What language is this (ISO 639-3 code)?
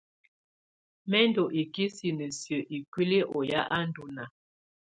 tvu